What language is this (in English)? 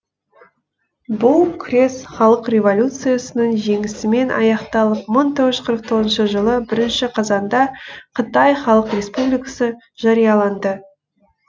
Kazakh